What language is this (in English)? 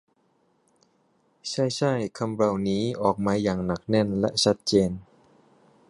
Thai